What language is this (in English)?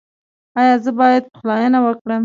Pashto